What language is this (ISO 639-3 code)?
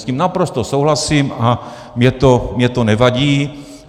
ces